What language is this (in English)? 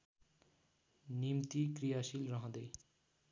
Nepali